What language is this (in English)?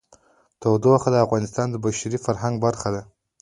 Pashto